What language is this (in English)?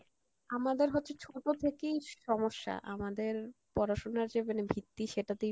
Bangla